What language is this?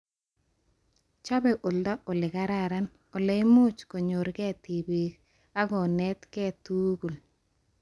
Kalenjin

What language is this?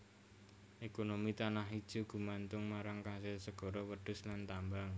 Javanese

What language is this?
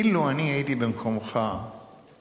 Hebrew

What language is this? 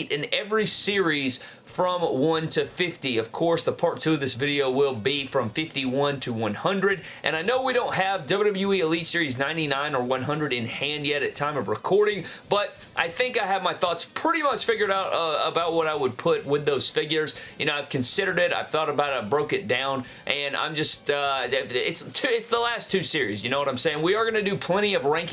English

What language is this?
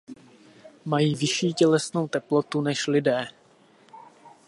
Czech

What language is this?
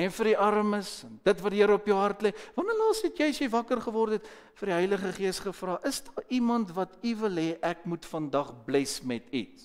Dutch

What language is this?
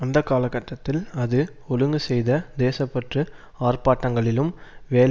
Tamil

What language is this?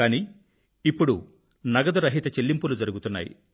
Telugu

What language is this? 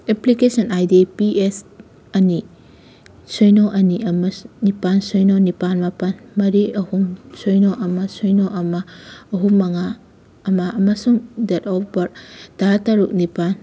Manipuri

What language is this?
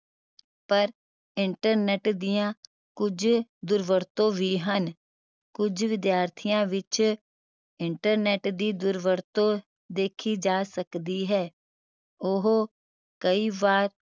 Punjabi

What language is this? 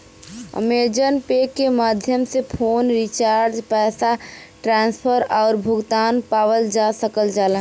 Bhojpuri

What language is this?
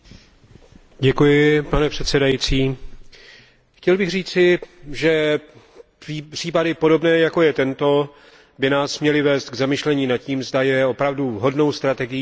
Czech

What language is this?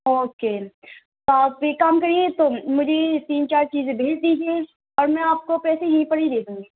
Urdu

